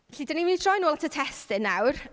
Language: Welsh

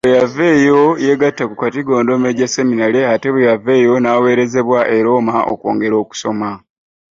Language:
Ganda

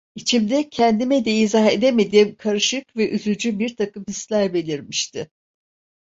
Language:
Turkish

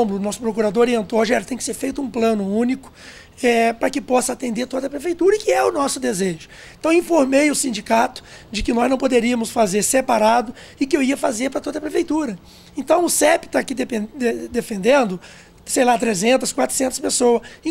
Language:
Portuguese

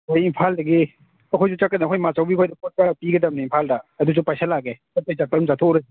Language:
Manipuri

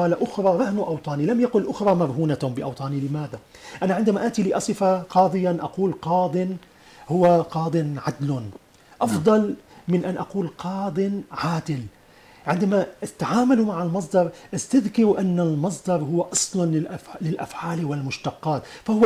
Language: Arabic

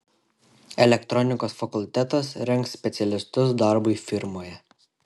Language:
Lithuanian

